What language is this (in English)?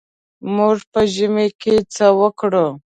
Pashto